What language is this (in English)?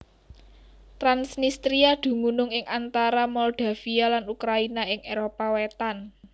Javanese